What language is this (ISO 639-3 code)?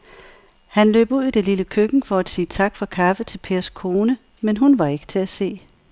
dan